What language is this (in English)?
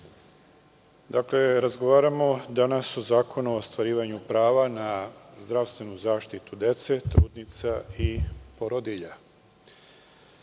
Serbian